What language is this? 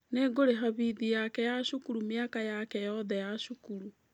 Kikuyu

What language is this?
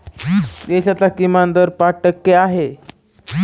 Marathi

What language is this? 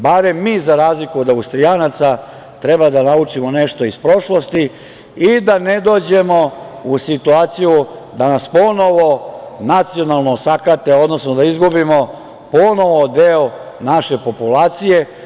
Serbian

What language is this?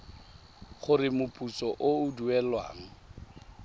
Tswana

